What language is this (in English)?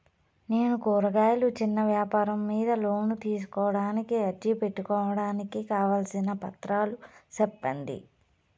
Telugu